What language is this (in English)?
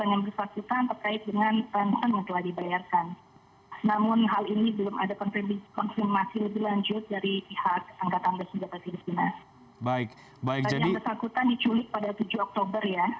Indonesian